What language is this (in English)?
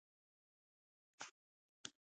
Pashto